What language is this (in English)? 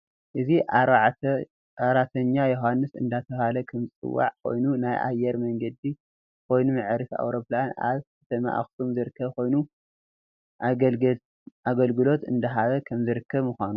Tigrinya